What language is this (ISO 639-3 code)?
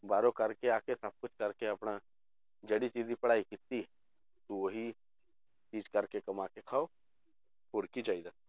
pan